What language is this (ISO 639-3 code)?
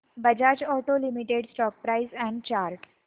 mar